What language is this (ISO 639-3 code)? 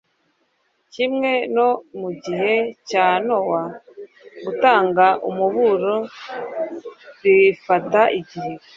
kin